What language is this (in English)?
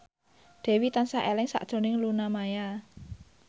Javanese